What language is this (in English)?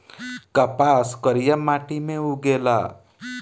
Bhojpuri